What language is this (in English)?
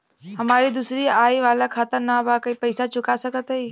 Bhojpuri